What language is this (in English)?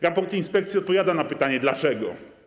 Polish